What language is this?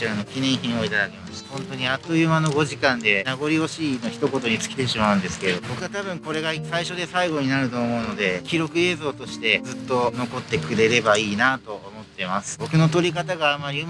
Japanese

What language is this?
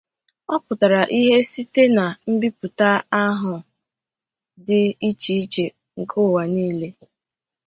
Igbo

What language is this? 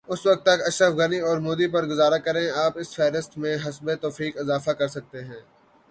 Urdu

